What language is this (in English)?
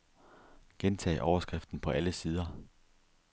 Danish